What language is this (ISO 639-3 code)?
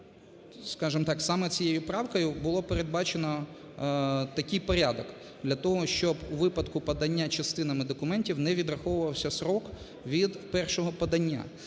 ukr